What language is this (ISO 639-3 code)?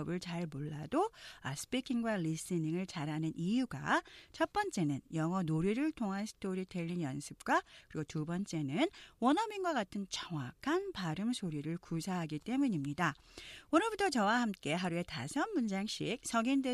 kor